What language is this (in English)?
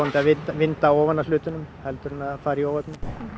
Icelandic